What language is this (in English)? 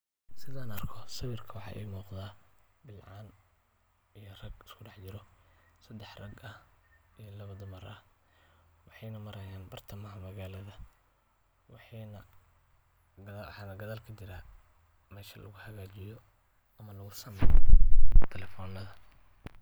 Somali